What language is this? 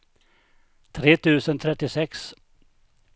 Swedish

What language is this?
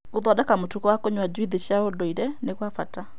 Kikuyu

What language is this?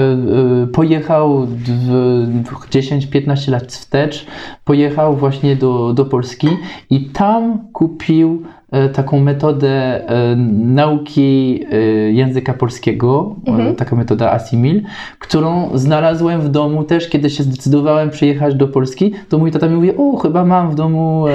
Polish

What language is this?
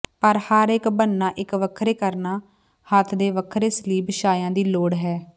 Punjabi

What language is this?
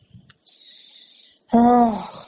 Assamese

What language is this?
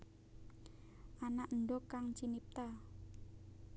Javanese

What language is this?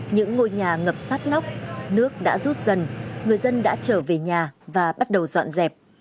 Vietnamese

